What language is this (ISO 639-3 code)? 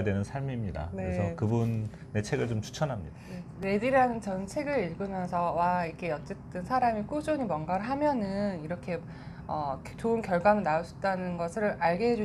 kor